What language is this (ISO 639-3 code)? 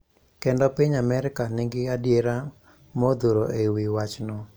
luo